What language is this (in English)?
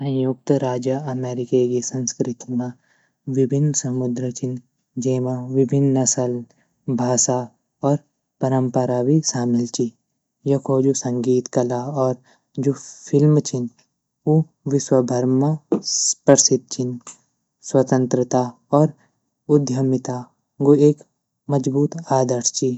Garhwali